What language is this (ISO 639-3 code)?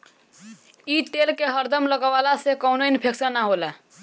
bho